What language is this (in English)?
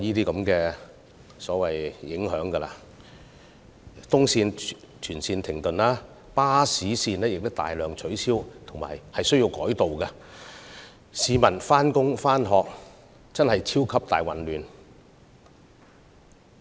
Cantonese